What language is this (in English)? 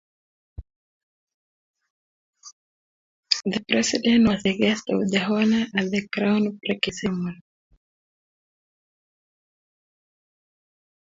Kalenjin